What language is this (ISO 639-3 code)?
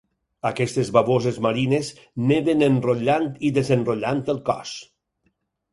cat